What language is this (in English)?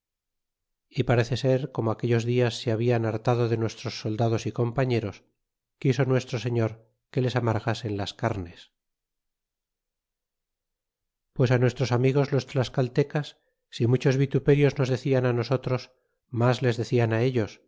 Spanish